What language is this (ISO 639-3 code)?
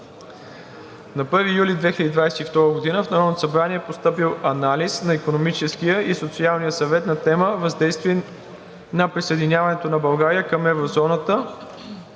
bul